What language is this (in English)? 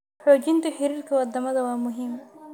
Somali